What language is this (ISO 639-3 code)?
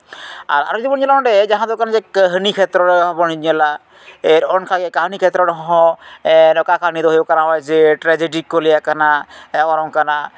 sat